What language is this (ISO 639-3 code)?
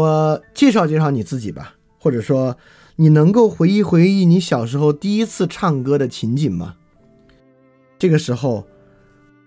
zho